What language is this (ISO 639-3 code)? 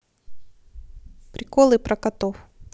rus